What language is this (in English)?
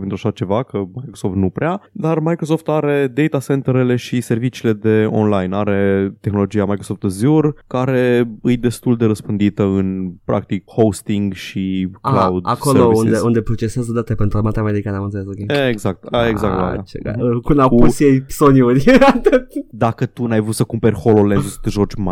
Romanian